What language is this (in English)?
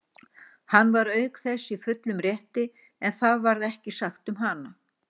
Icelandic